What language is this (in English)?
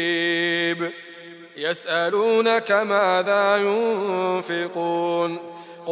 Arabic